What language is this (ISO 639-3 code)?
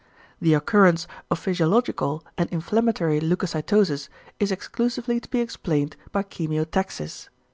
eng